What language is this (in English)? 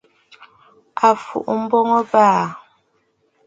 Bafut